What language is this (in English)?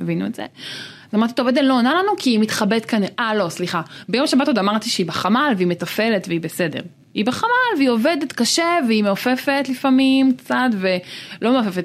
Hebrew